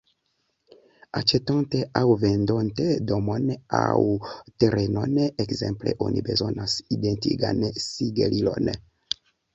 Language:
Esperanto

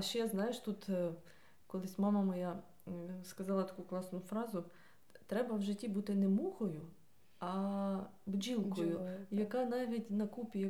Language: Ukrainian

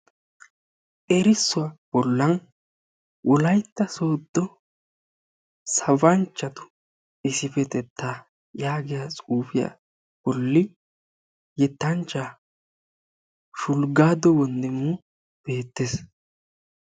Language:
Wolaytta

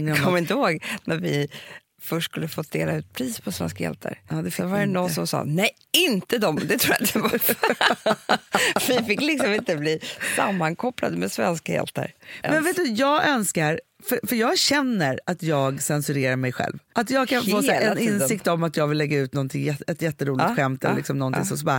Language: Swedish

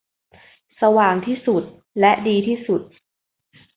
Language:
Thai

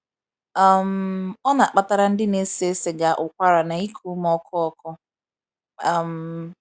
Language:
Igbo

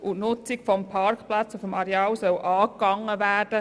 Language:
Swiss German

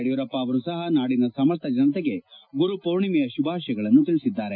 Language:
Kannada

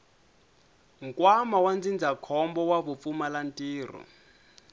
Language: Tsonga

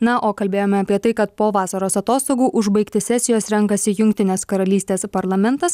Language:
Lithuanian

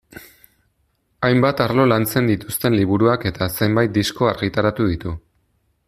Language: Basque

